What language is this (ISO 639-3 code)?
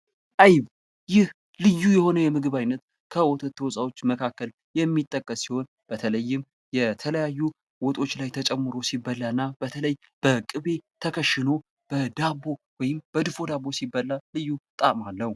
amh